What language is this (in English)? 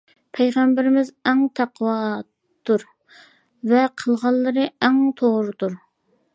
Uyghur